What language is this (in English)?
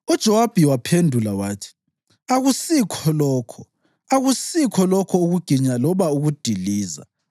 North Ndebele